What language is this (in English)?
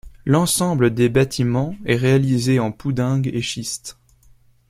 French